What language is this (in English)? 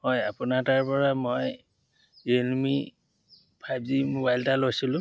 Assamese